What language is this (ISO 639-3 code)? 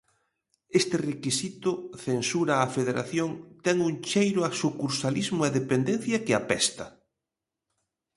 glg